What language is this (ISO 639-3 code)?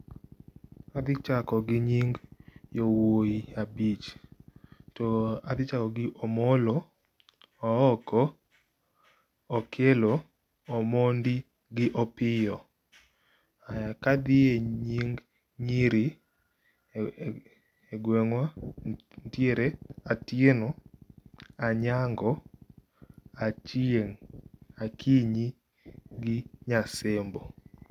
luo